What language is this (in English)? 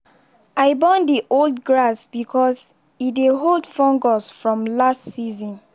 Nigerian Pidgin